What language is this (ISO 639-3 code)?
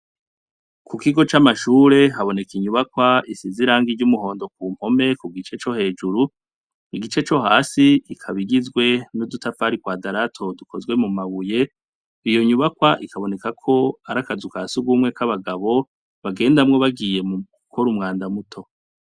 run